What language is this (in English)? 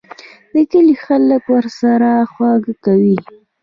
Pashto